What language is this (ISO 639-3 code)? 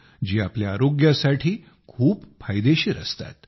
mar